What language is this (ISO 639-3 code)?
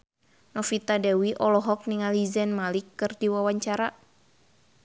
sun